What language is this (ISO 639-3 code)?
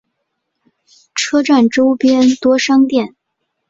zho